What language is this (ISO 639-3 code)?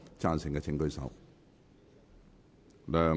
yue